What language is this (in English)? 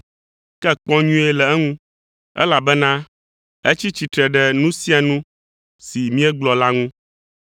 Ewe